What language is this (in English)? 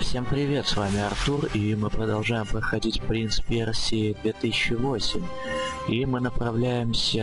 Russian